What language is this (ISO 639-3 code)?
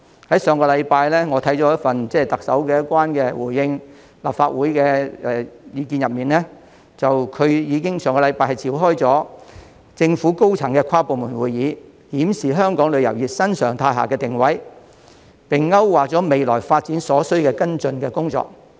yue